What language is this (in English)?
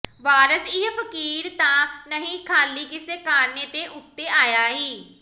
Punjabi